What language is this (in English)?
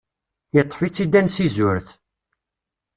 Kabyle